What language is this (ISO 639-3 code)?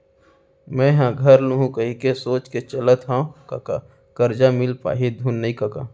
hne